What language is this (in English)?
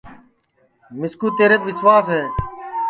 Sansi